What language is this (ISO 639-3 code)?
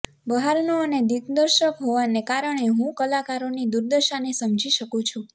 guj